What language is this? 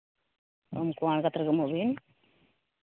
Santali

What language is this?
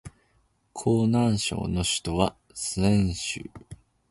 Japanese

